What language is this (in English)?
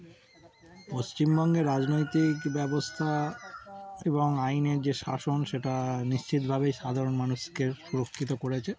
Bangla